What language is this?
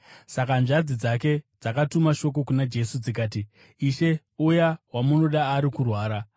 Shona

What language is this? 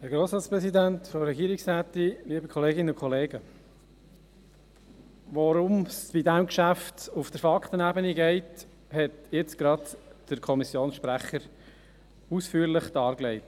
Swiss German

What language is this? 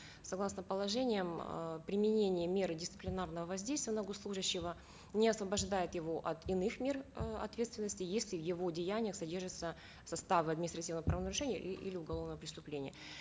Kazakh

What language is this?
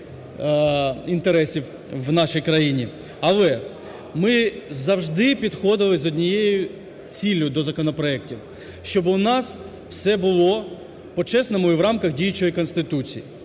Ukrainian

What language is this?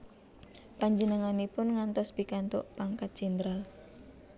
Javanese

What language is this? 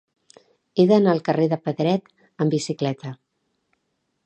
Catalan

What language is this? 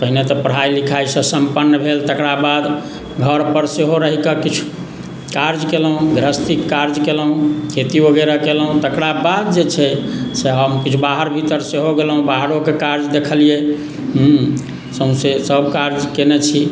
Maithili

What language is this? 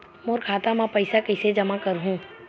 Chhattisgarhi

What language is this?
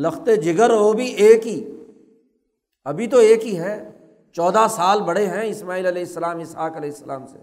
Urdu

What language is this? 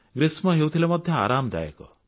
Odia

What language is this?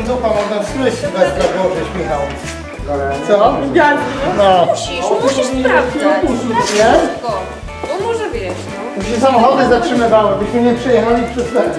Polish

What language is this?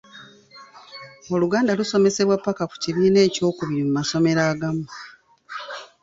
Ganda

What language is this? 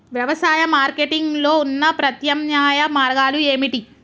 Telugu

